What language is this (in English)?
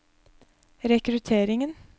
Norwegian